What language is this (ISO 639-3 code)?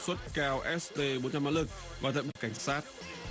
vie